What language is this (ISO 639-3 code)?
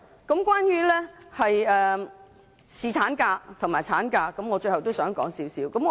yue